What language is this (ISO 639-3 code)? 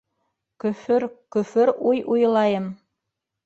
bak